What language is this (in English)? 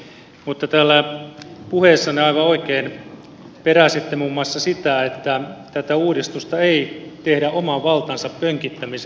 Finnish